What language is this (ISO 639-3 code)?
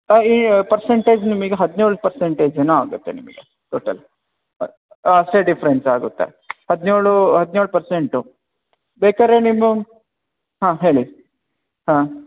kan